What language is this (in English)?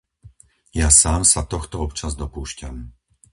Slovak